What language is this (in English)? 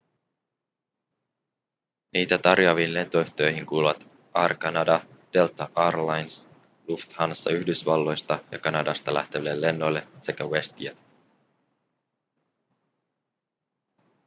Finnish